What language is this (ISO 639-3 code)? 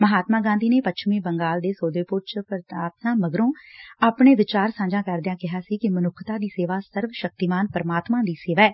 pan